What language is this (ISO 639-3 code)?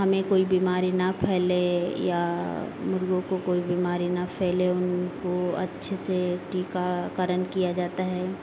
hin